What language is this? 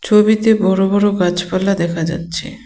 Bangla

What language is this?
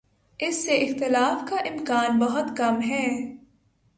Urdu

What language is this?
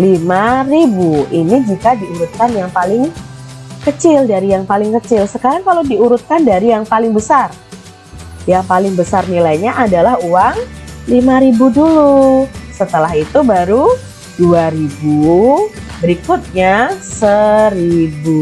Indonesian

